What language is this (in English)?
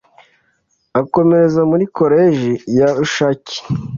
Kinyarwanda